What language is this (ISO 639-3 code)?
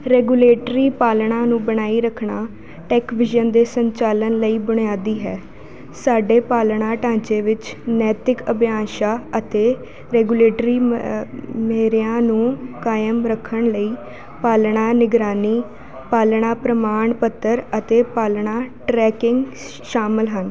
pan